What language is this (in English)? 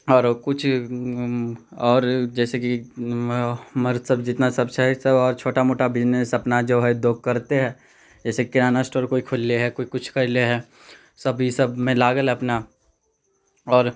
Maithili